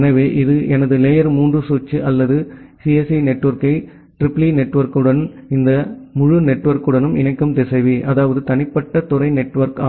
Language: Tamil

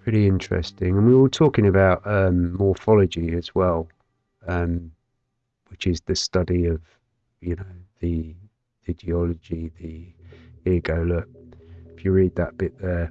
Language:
English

